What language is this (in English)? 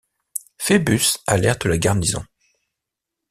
French